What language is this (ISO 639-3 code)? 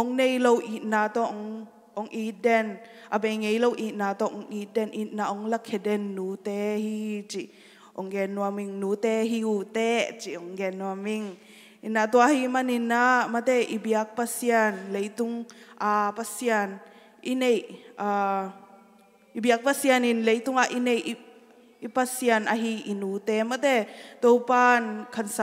tha